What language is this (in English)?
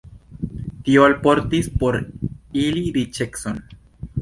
Esperanto